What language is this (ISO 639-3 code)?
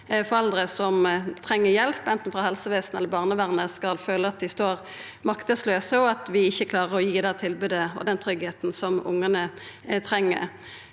nor